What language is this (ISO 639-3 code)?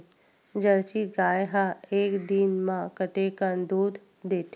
hne